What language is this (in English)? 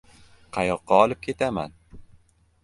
Uzbek